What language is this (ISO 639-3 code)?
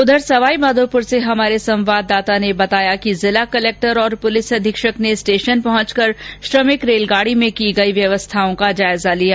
hin